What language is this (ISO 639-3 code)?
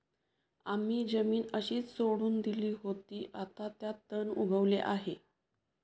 mar